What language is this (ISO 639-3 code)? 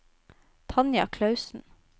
nor